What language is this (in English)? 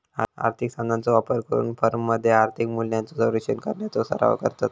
Marathi